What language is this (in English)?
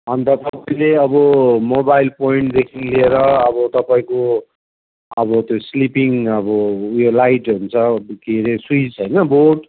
Nepali